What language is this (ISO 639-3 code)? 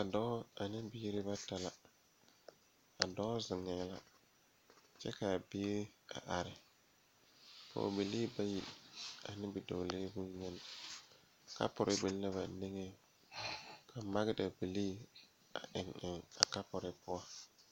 dga